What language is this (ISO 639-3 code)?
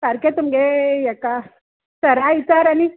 kok